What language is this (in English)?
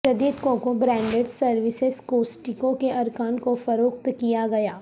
Urdu